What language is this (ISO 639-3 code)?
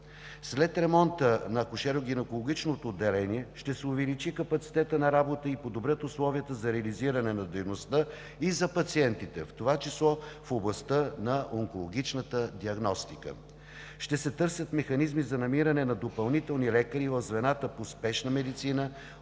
bul